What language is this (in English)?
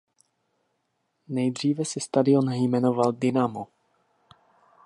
Czech